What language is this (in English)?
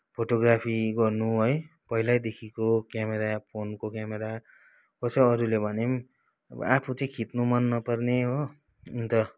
Nepali